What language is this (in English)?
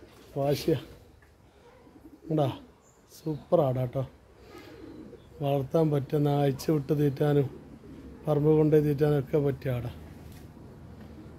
Arabic